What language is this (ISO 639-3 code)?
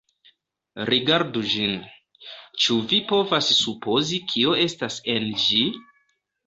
epo